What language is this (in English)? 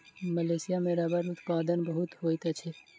Maithili